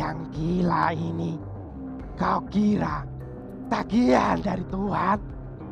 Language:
Indonesian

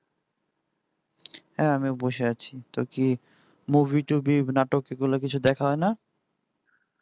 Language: Bangla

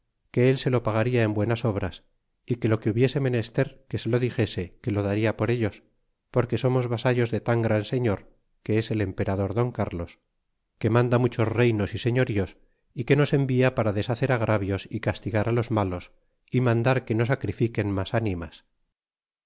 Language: Spanish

